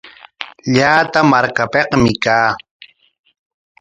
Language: Corongo Ancash Quechua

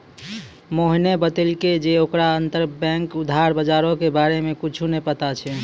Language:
Maithili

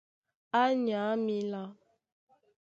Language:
Duala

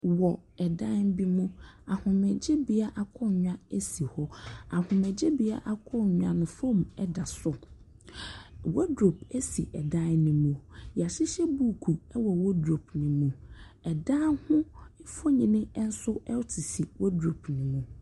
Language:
Akan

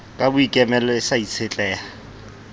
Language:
Southern Sotho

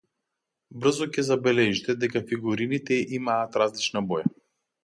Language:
Macedonian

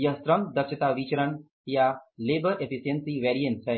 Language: Hindi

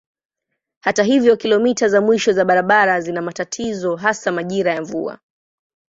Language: Swahili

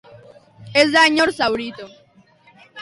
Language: Basque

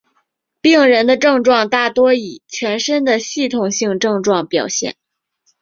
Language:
Chinese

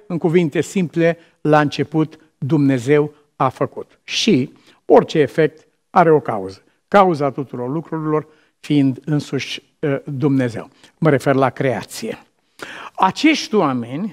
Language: Romanian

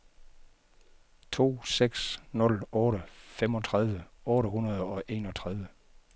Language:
Danish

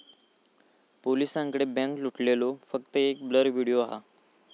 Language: Marathi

